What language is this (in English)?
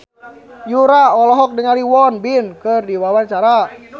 Sundanese